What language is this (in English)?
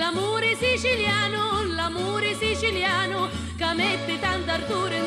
Italian